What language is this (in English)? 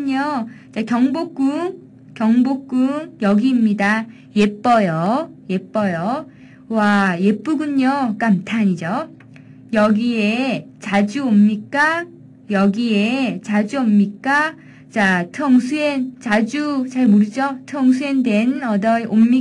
Korean